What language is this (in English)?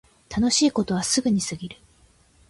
Japanese